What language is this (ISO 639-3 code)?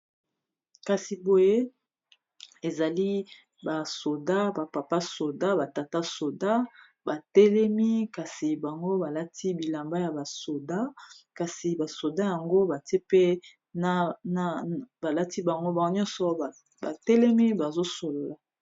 lin